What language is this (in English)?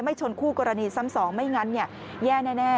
Thai